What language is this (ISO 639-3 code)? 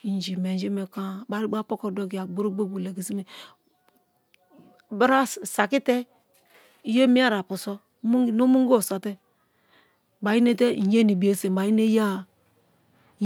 ijn